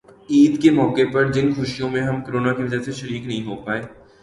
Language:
Urdu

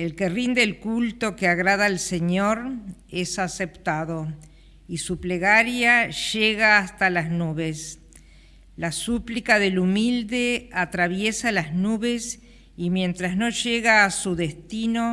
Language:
Spanish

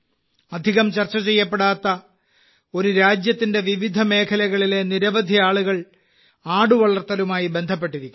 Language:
Malayalam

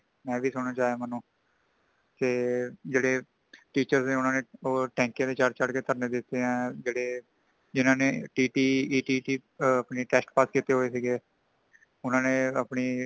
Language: Punjabi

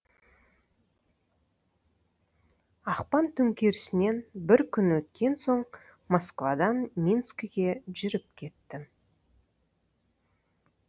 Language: Kazakh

